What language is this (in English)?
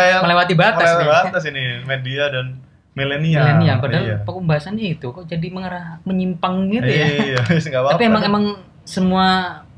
Indonesian